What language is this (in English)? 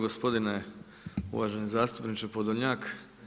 Croatian